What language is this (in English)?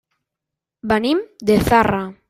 Catalan